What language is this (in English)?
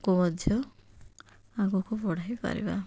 Odia